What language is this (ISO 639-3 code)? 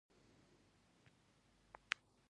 pus